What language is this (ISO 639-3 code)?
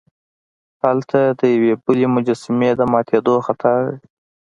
pus